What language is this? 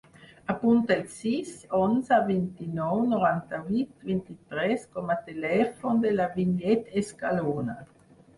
Catalan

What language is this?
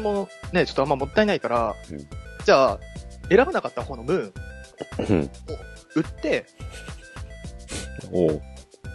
Japanese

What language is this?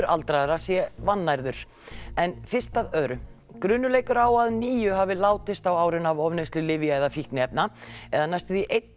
Icelandic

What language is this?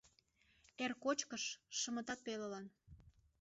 Mari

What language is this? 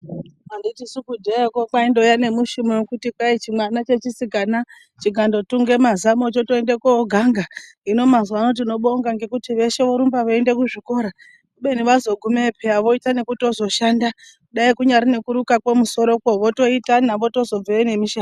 Ndau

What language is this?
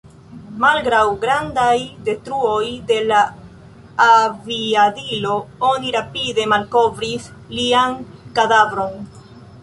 Esperanto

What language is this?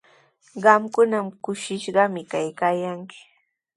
Sihuas Ancash Quechua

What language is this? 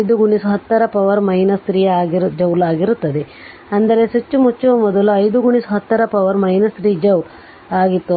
Kannada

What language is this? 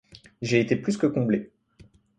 French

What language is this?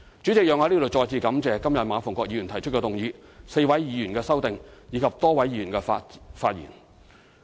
Cantonese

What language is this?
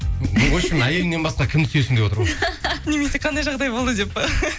Kazakh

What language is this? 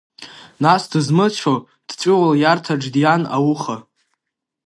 Abkhazian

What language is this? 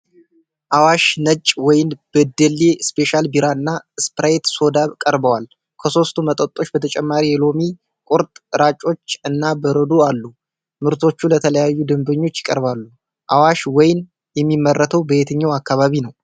Amharic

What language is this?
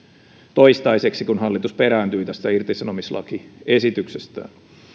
Finnish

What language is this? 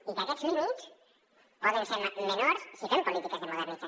Catalan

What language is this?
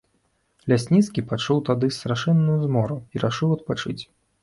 Belarusian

